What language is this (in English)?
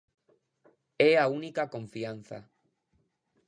Galician